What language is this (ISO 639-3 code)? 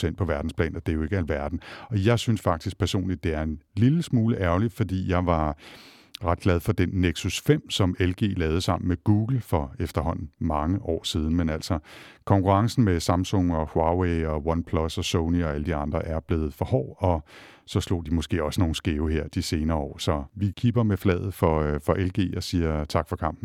dan